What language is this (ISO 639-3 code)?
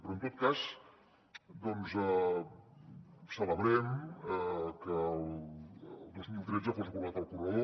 cat